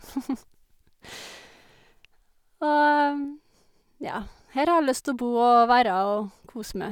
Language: Norwegian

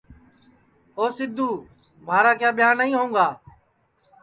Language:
Sansi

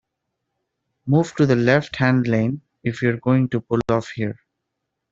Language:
English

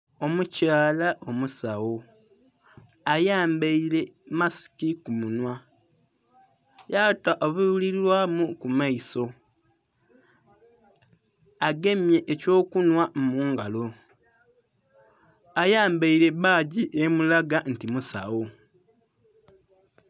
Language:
Soga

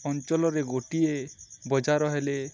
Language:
Odia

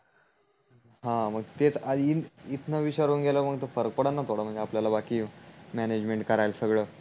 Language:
Marathi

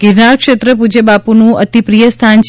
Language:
Gujarati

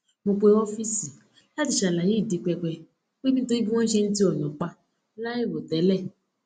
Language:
Yoruba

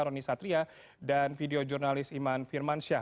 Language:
Indonesian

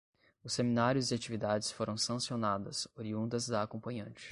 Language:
Portuguese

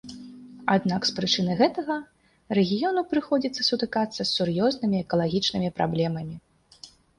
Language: Belarusian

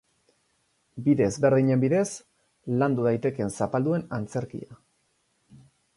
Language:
Basque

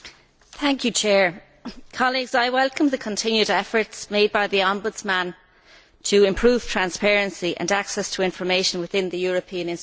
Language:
English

